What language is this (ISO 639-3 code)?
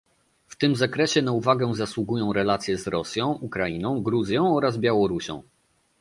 pol